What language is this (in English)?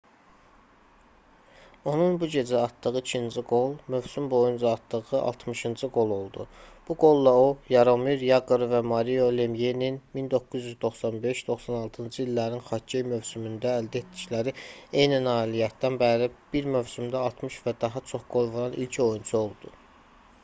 Azerbaijani